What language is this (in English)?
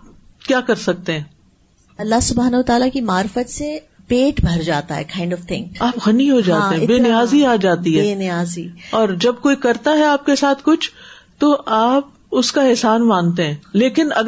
Urdu